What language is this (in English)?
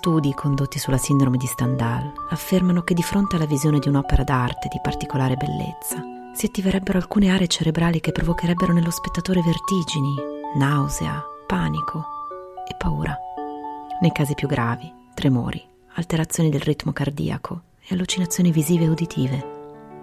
Italian